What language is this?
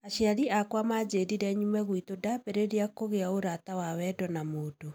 Kikuyu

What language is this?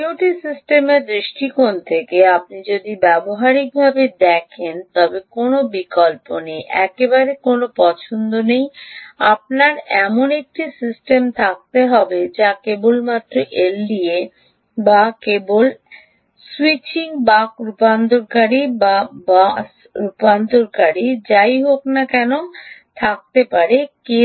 Bangla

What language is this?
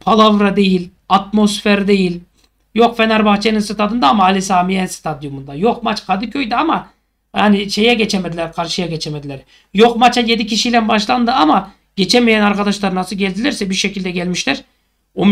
Turkish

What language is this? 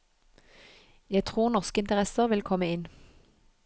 Norwegian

